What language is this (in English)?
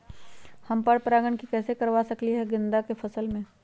Magahi